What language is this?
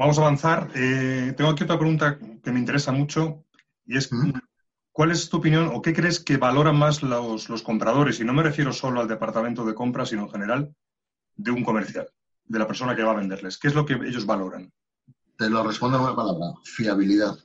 Spanish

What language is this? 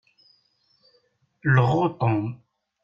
Kabyle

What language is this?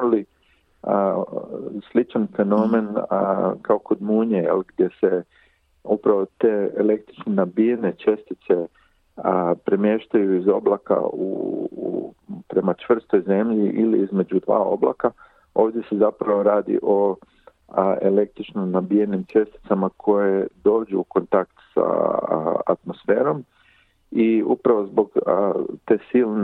Croatian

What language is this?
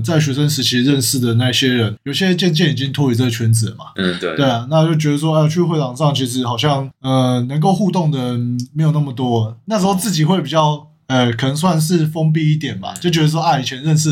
Chinese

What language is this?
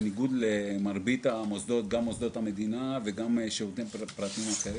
Hebrew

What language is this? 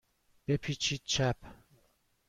Persian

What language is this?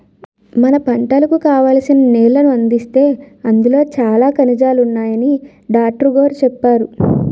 Telugu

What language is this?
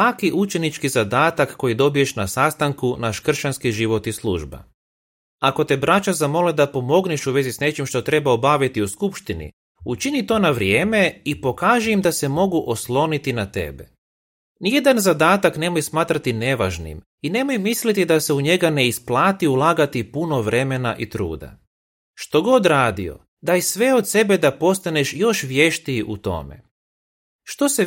Croatian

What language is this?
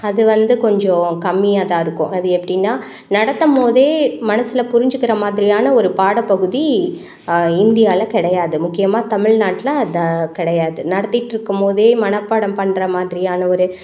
Tamil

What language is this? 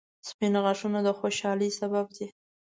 Pashto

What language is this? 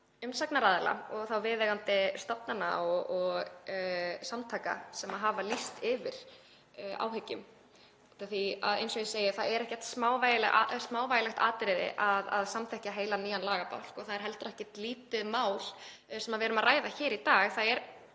Icelandic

